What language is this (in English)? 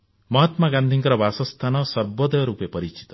Odia